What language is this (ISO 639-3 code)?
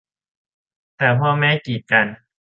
tha